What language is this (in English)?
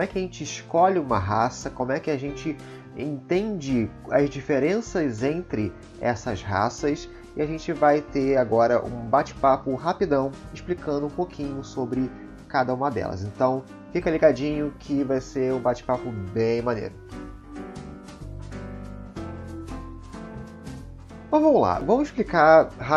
Portuguese